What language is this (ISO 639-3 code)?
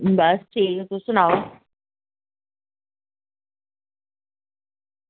doi